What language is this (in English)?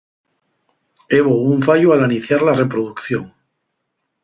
Asturian